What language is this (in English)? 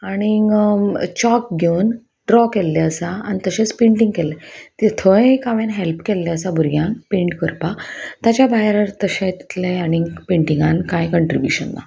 Konkani